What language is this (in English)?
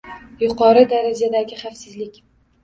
Uzbek